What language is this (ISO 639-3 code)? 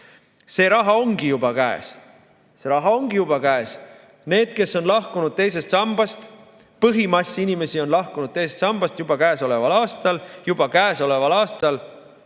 est